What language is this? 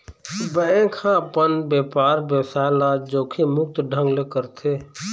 Chhattisgarhi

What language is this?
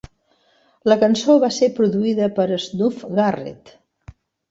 Catalan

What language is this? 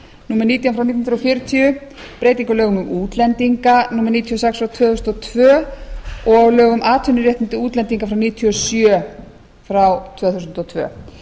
Icelandic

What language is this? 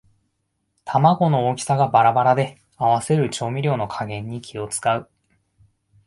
Japanese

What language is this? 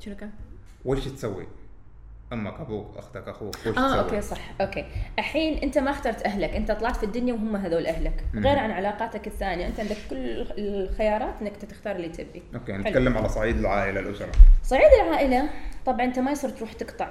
Arabic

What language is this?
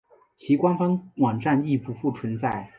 Chinese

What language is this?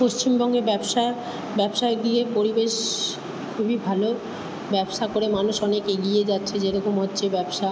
Bangla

